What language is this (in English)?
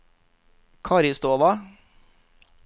Norwegian